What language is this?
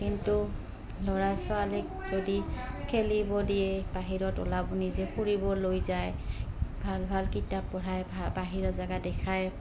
Assamese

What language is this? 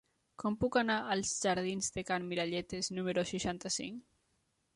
Catalan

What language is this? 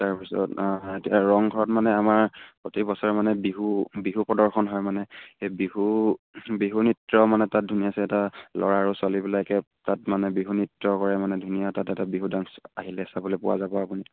Assamese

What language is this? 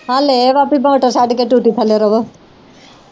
Punjabi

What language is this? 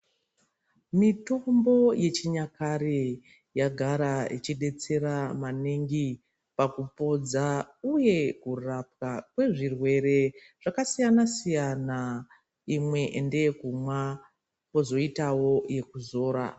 Ndau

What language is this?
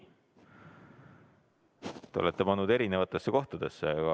Estonian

